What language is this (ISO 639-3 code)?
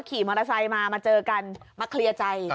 tha